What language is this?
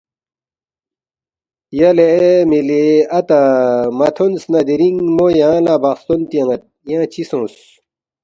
Balti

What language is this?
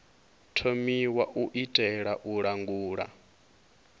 Venda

